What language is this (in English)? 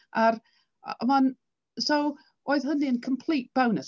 Welsh